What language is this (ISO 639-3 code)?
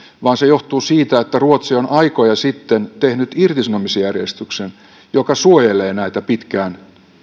fin